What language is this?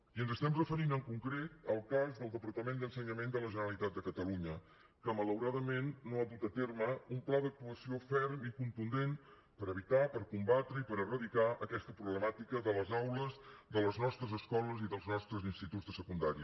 Catalan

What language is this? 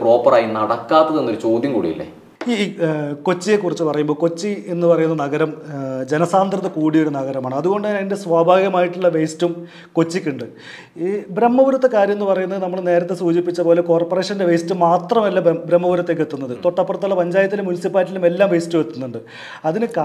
Malayalam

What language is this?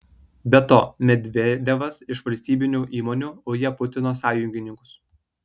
Lithuanian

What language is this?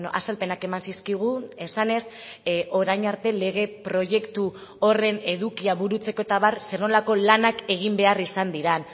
Basque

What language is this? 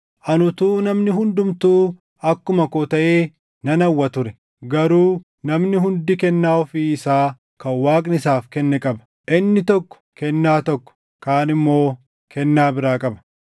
Oromo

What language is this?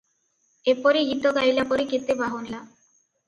Odia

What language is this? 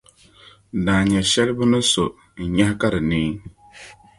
Dagbani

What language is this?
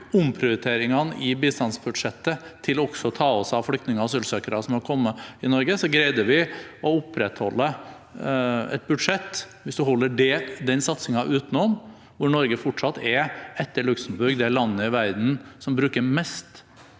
Norwegian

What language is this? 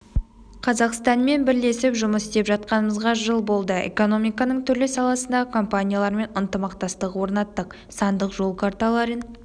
Kazakh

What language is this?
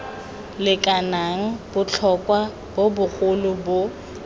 Tswana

